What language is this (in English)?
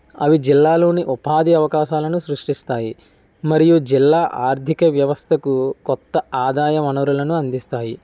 Telugu